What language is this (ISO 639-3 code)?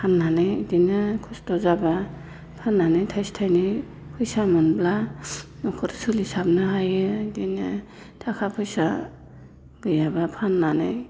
brx